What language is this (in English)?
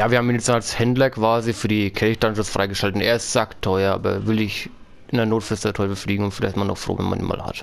German